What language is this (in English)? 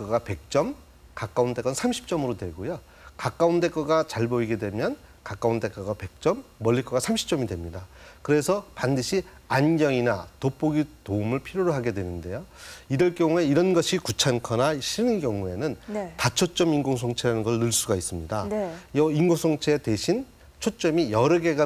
Korean